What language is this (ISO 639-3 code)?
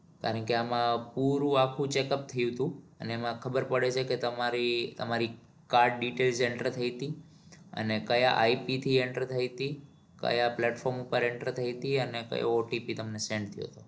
guj